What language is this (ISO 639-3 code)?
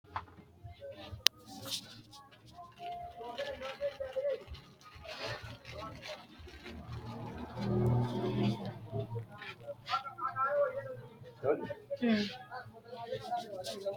sid